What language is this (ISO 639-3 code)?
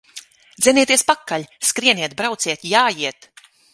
lav